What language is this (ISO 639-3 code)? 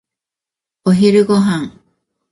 jpn